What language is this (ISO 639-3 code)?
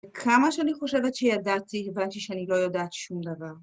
heb